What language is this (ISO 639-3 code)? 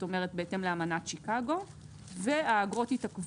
heb